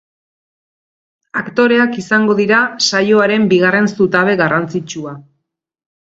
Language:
Basque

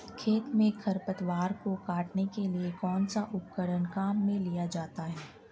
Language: Hindi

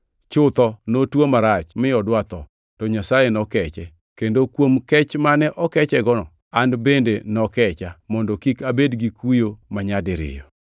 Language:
Luo (Kenya and Tanzania)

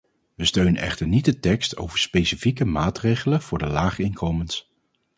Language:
Dutch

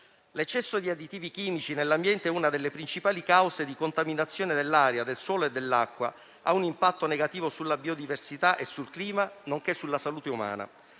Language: Italian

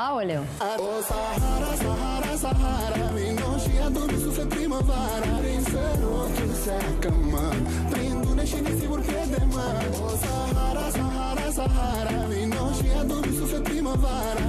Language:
Romanian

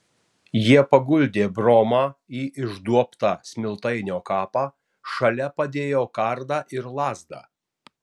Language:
Lithuanian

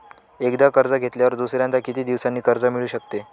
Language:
Marathi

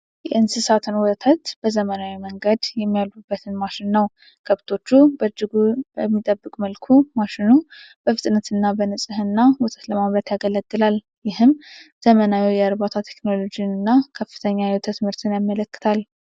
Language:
Amharic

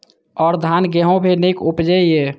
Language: Maithili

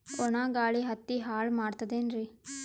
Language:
Kannada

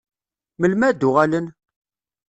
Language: Kabyle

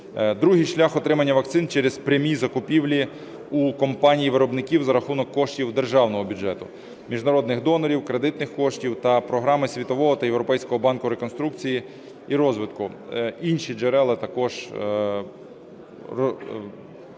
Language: Ukrainian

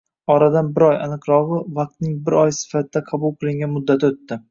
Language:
Uzbek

